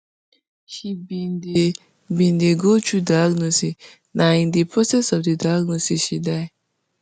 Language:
Nigerian Pidgin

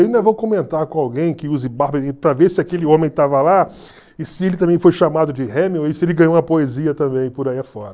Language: Portuguese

